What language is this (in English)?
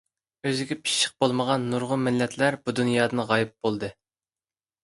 Uyghur